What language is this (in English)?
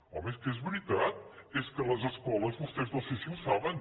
Catalan